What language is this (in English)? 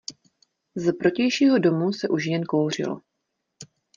Czech